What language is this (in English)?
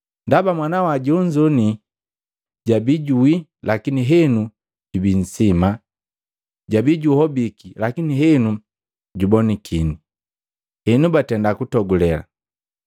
Matengo